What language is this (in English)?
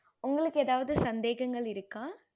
Tamil